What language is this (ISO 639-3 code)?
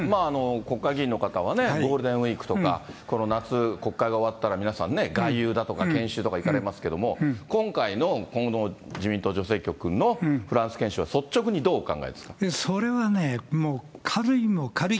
jpn